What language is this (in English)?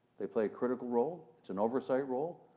English